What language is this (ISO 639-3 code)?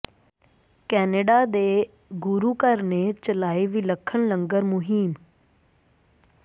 pan